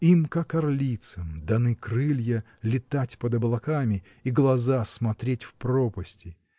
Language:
Russian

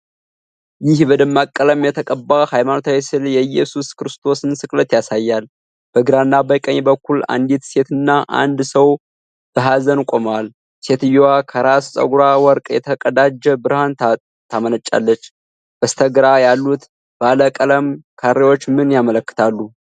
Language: Amharic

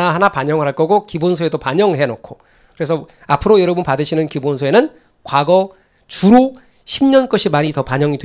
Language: Korean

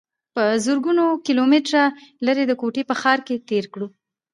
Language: Pashto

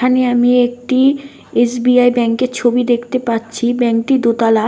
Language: Bangla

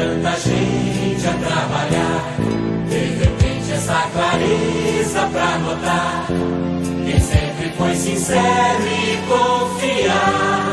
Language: Romanian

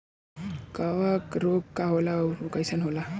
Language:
Bhojpuri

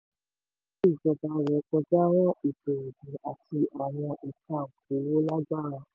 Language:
Yoruba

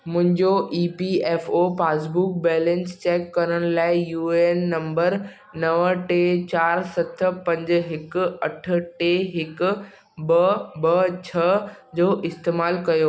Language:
Sindhi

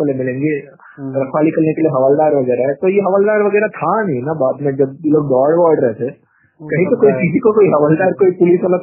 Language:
Hindi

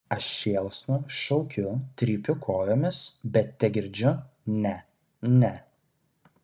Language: Lithuanian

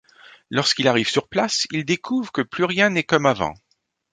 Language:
French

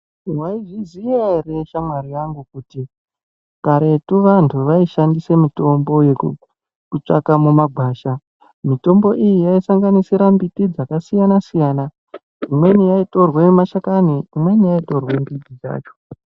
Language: Ndau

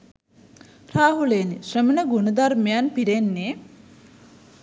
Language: Sinhala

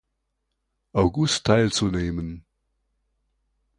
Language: German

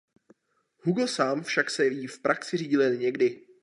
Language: Czech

